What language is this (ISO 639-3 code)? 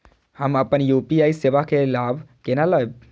mai